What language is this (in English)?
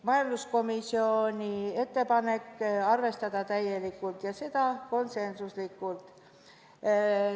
Estonian